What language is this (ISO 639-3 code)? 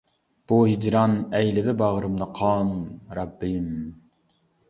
uig